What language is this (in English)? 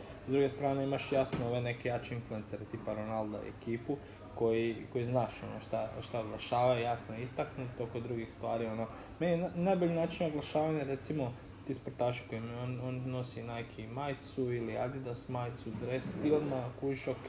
Croatian